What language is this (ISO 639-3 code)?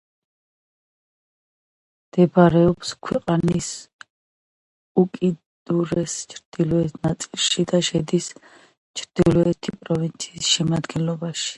kat